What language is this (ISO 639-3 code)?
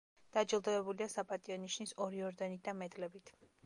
kat